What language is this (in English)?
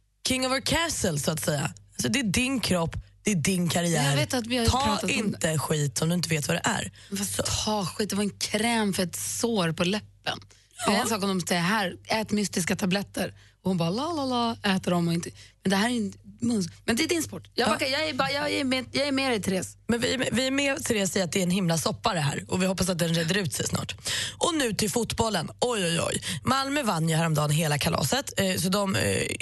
Swedish